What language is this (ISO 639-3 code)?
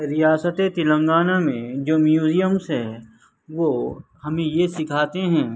urd